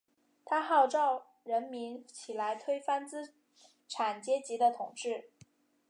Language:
Chinese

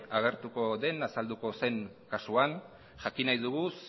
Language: Basque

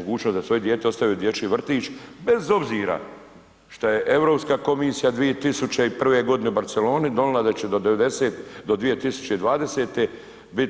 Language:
Croatian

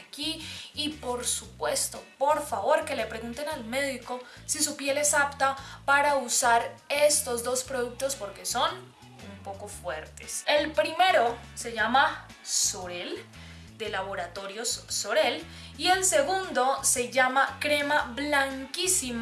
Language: Spanish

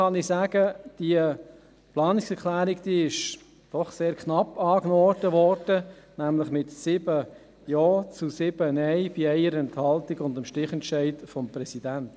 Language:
Swiss German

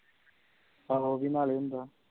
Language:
Punjabi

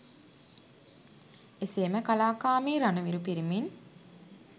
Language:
Sinhala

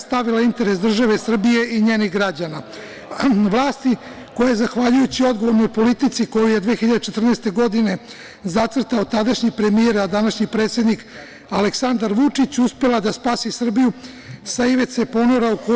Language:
Serbian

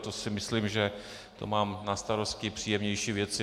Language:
Czech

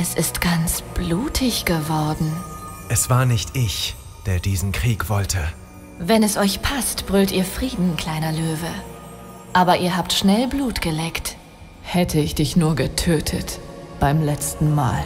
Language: German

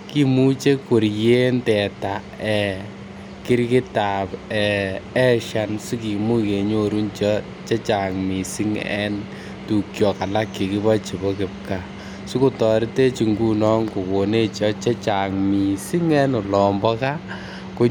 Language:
Kalenjin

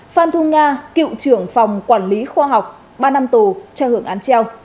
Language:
Vietnamese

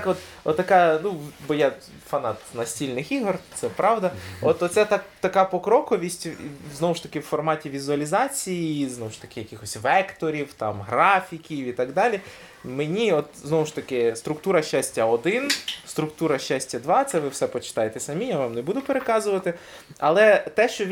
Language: Ukrainian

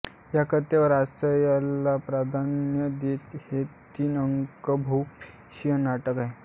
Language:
Marathi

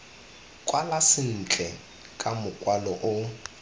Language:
Tswana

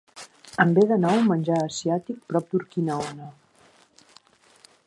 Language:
Catalan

